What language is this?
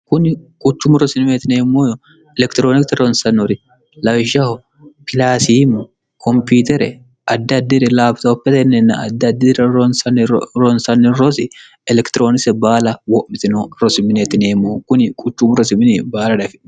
Sidamo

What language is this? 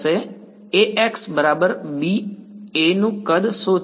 Gujarati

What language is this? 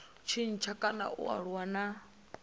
Venda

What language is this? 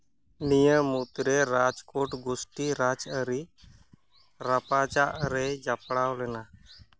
Santali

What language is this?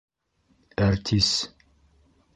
Bashkir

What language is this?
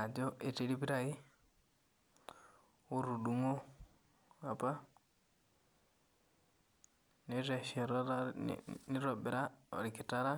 Masai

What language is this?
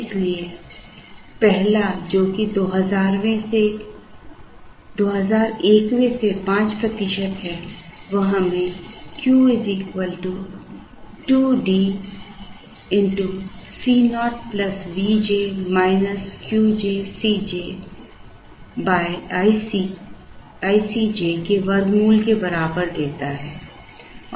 Hindi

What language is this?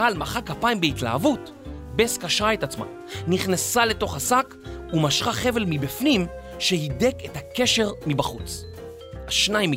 Hebrew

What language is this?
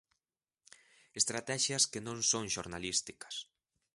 Galician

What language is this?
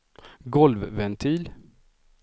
Swedish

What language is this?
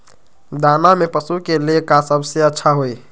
Magahi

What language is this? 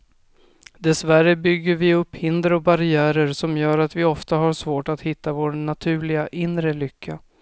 Swedish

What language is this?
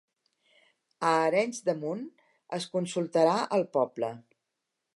Catalan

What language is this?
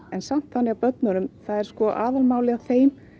Icelandic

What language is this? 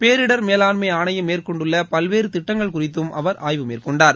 Tamil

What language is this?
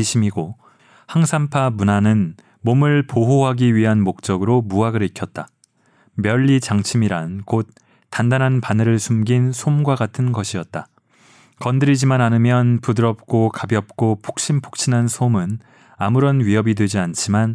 Korean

